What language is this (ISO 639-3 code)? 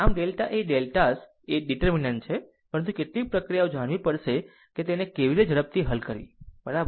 guj